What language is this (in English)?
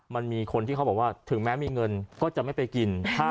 Thai